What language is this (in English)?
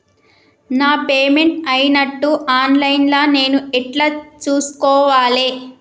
Telugu